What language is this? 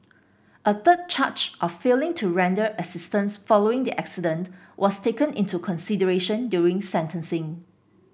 English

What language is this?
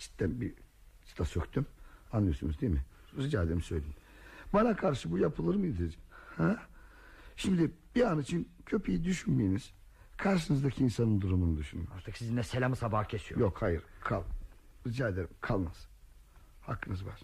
Turkish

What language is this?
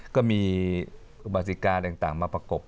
Thai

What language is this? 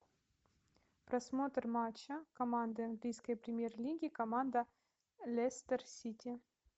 Russian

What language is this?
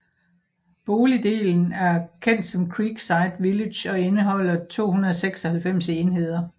Danish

